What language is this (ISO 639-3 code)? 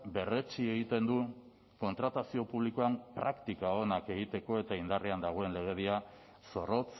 eus